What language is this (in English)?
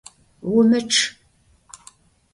Adyghe